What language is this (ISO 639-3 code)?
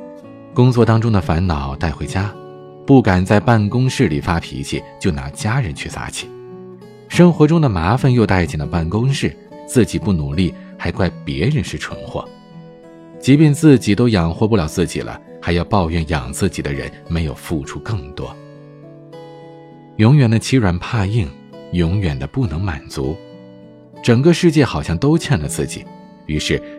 zho